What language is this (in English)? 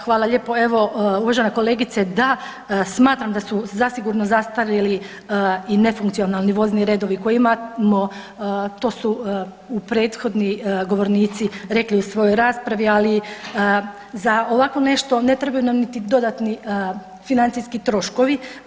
Croatian